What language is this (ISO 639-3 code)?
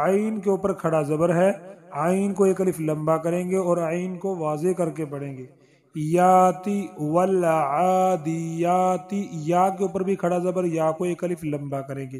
ara